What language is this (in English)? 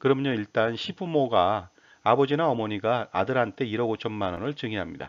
Korean